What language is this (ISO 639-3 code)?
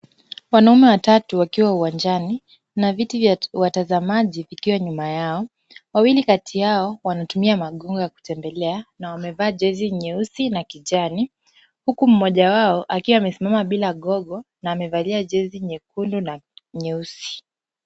swa